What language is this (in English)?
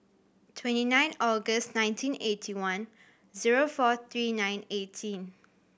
English